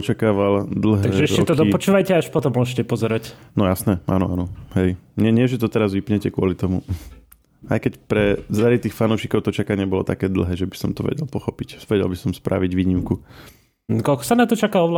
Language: Slovak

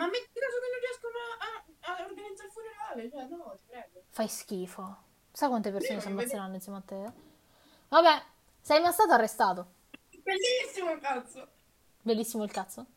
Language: Italian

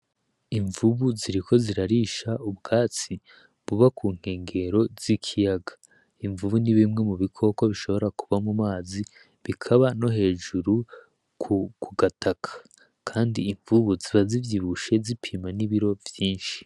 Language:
Rundi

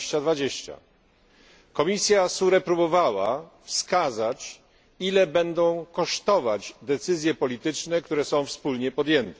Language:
Polish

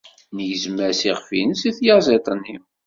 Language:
Kabyle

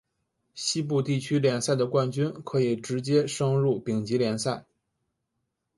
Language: Chinese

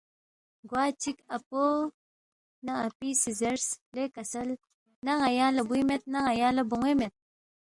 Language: Balti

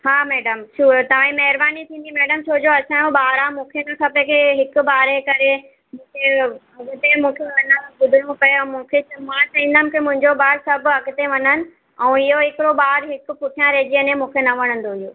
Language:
Sindhi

